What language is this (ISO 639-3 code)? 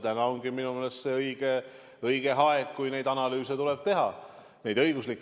est